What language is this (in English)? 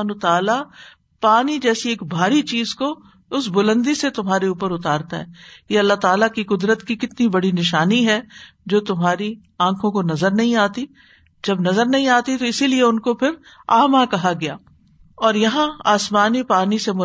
Urdu